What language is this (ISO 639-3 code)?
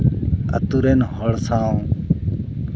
sat